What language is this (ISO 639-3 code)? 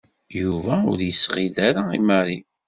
kab